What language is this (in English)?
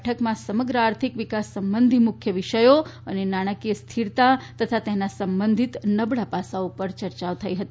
Gujarati